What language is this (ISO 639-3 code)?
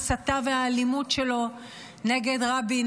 heb